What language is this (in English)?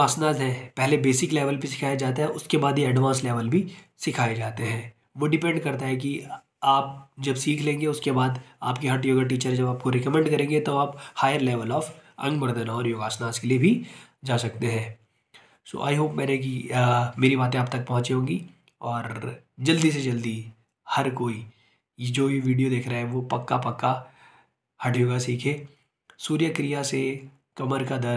Hindi